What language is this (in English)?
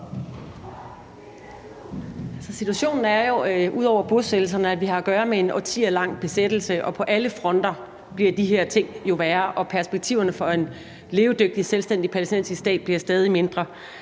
Danish